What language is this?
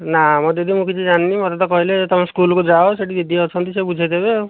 Odia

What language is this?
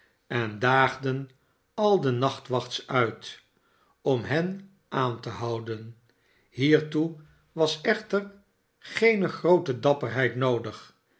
Dutch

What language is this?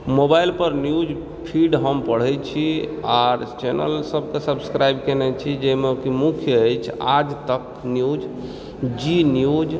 Maithili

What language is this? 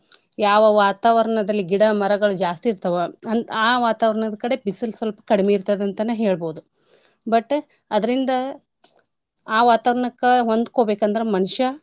Kannada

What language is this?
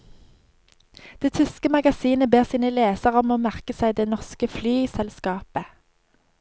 Norwegian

